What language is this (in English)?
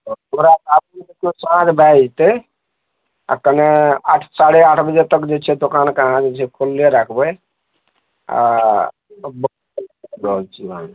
Maithili